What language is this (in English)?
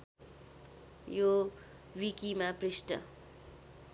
Nepali